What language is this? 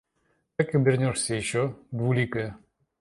Russian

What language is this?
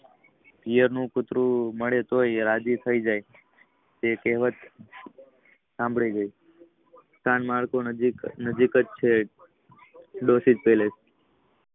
Gujarati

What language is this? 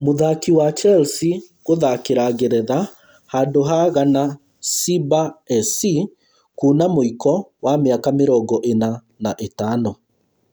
Kikuyu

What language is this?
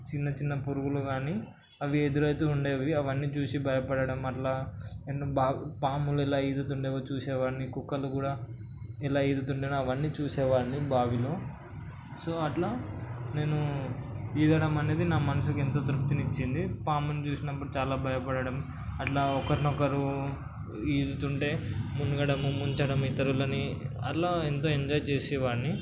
Telugu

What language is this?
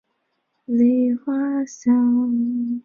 Chinese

